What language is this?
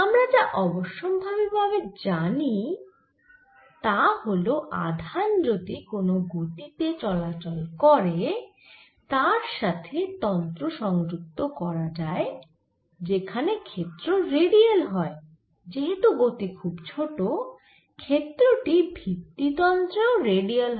Bangla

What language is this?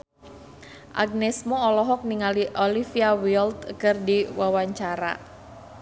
Sundanese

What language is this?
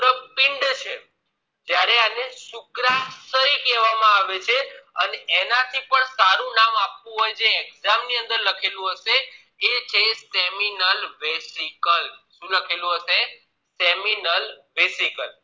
Gujarati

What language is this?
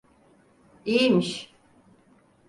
Turkish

